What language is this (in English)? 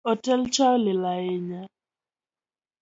Luo (Kenya and Tanzania)